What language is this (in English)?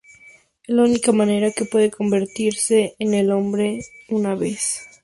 Spanish